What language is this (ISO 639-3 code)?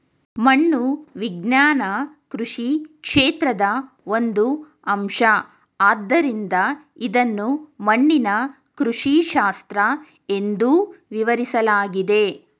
kan